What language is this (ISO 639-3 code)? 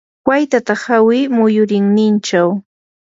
qur